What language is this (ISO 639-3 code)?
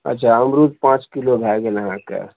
mai